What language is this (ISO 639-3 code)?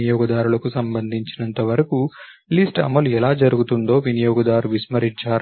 tel